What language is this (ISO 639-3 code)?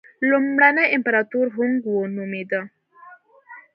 pus